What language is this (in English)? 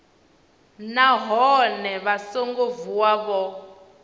Venda